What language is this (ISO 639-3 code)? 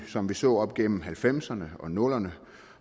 dan